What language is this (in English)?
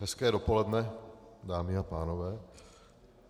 Czech